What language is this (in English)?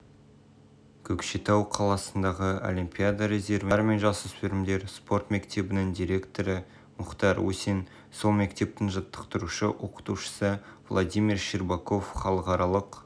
Kazakh